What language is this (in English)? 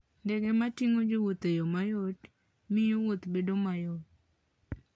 Luo (Kenya and Tanzania)